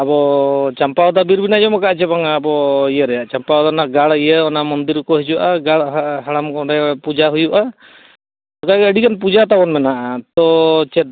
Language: Santali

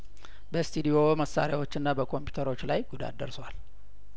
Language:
Amharic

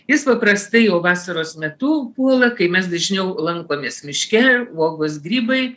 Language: Lithuanian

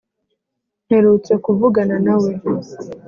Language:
Kinyarwanda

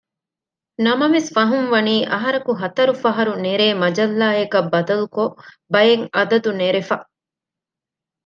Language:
Divehi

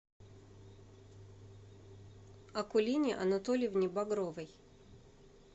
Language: Russian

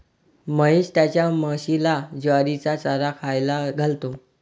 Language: Marathi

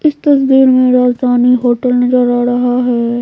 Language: Hindi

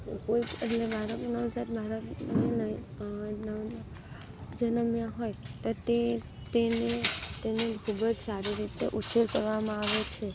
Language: Gujarati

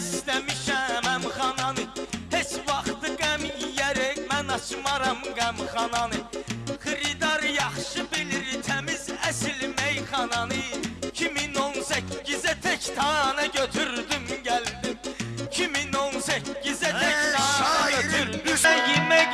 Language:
Azerbaijani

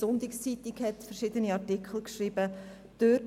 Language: Swiss German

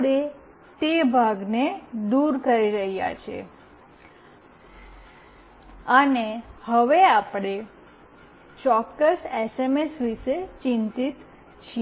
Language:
Gujarati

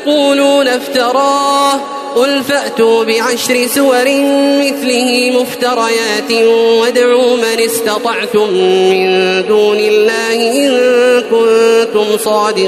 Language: Arabic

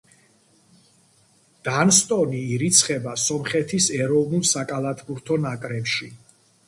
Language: Georgian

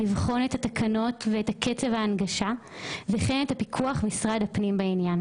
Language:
Hebrew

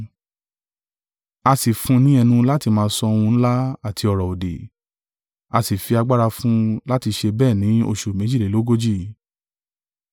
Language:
Yoruba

